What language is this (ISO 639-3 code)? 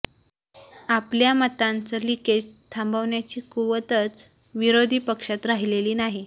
mar